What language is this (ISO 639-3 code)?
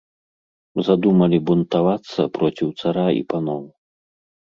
bel